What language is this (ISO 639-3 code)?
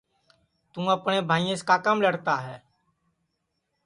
ssi